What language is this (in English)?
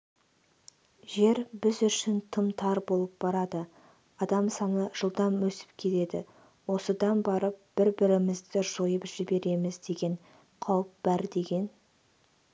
Kazakh